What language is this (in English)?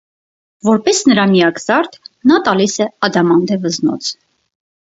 Armenian